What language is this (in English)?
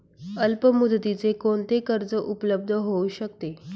Marathi